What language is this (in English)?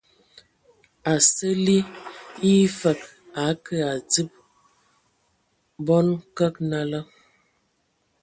Ewondo